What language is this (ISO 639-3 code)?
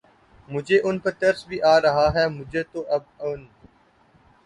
urd